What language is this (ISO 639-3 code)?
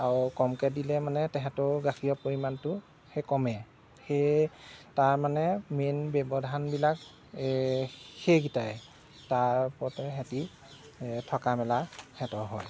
asm